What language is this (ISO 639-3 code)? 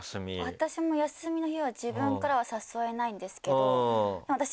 jpn